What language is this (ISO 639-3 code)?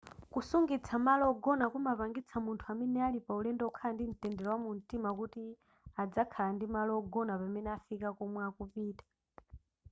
nya